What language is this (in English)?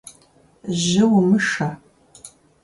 Kabardian